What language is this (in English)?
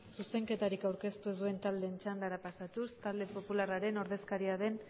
Basque